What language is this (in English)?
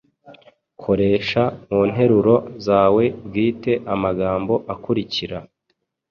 Kinyarwanda